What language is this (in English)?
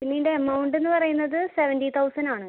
Malayalam